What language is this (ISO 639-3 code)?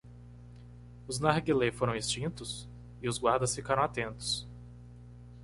por